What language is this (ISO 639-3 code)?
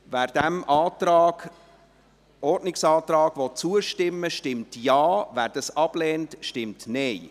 gsw